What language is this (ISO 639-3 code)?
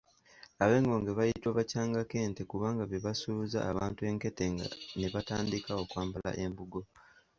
lug